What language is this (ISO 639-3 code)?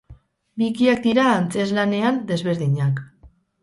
eus